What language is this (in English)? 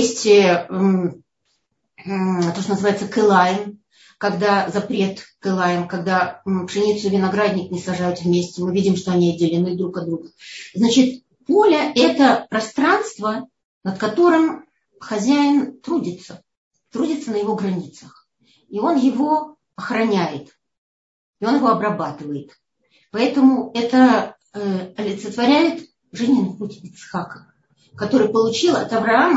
Russian